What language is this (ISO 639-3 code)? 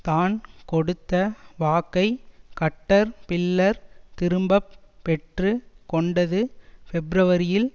tam